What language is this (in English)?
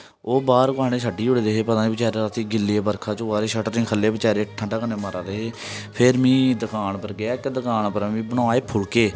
Dogri